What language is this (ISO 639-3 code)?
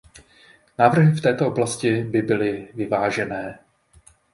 ces